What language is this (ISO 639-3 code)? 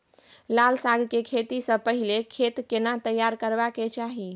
mai